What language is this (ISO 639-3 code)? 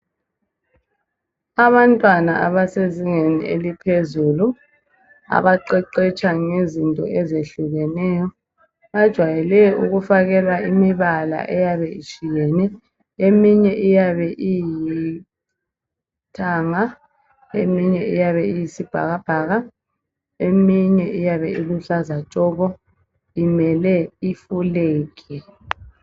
nde